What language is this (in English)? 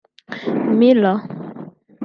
Kinyarwanda